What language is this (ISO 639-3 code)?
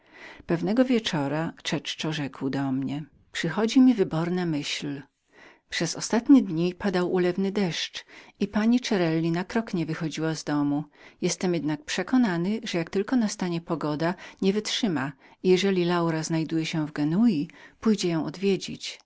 pol